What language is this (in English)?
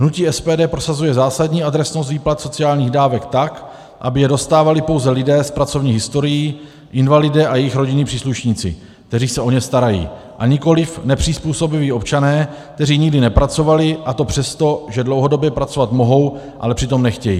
Czech